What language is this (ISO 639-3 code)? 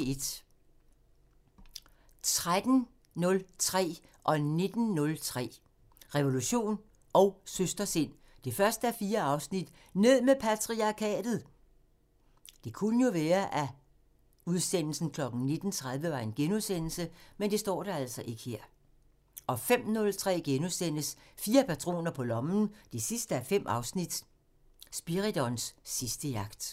dan